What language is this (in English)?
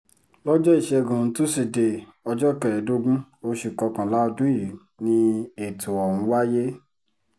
Yoruba